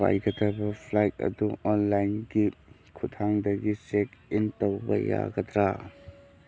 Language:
Manipuri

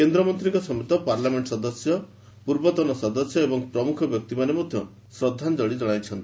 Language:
Odia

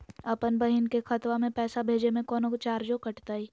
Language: Magahi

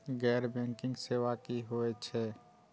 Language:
Maithili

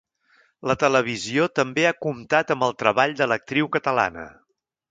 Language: Catalan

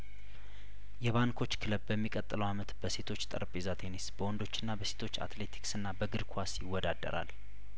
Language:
Amharic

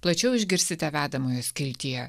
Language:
Lithuanian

